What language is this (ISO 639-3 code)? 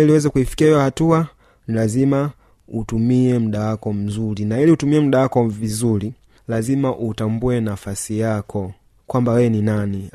swa